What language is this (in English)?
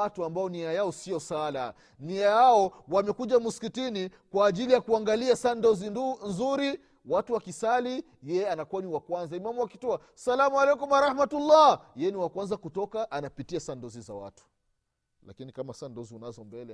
Swahili